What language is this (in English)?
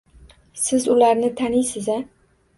Uzbek